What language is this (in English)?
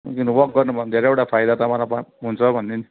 Nepali